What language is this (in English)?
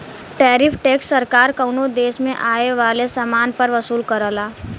Bhojpuri